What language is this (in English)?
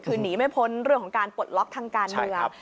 Thai